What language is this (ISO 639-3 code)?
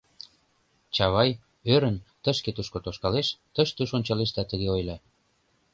chm